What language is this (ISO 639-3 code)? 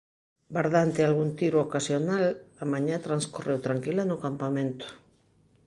glg